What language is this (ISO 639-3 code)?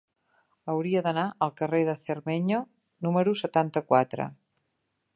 cat